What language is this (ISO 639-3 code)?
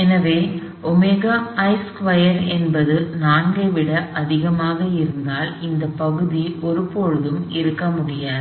tam